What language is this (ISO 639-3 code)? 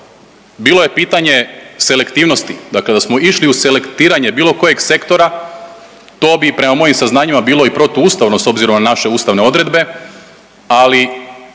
hrv